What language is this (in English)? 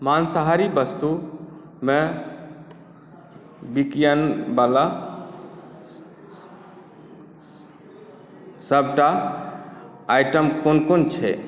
Maithili